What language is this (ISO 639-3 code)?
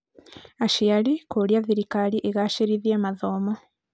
kik